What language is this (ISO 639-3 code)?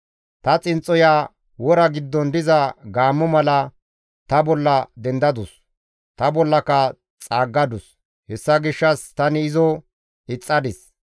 gmv